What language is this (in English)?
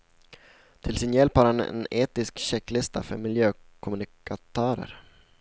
Swedish